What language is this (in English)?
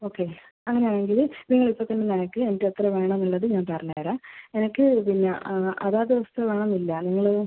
Malayalam